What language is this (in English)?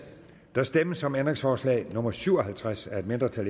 Danish